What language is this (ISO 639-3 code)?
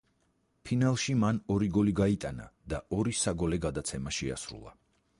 kat